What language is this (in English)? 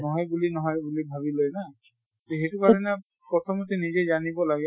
Assamese